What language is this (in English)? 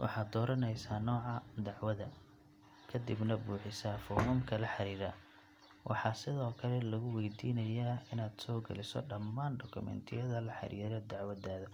Somali